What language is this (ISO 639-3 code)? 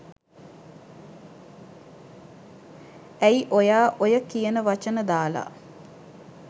sin